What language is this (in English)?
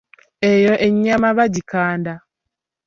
Ganda